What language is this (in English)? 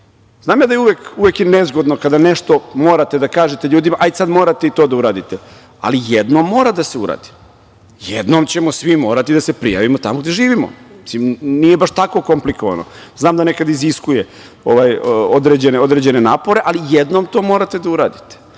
Serbian